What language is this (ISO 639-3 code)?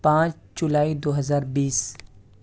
urd